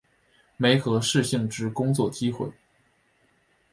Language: Chinese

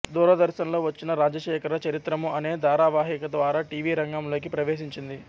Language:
Telugu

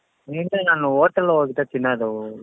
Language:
Kannada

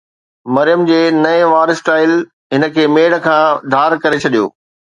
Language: Sindhi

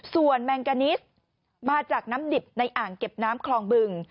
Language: Thai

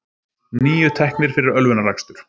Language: Icelandic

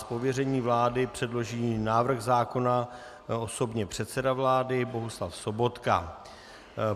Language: Czech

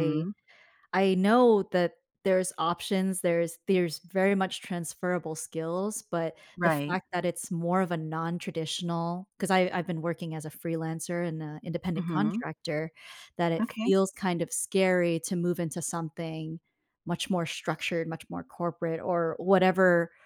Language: English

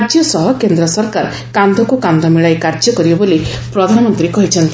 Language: Odia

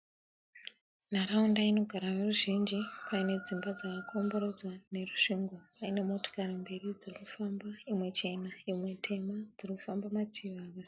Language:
Shona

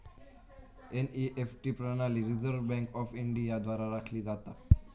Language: Marathi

